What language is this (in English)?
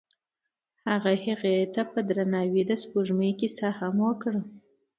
Pashto